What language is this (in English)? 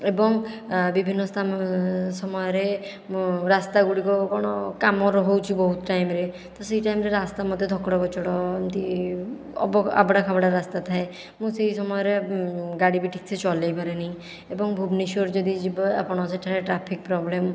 Odia